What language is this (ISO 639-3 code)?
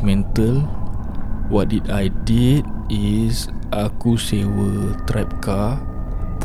msa